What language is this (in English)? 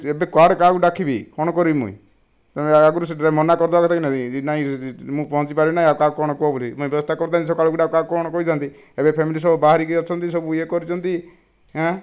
Odia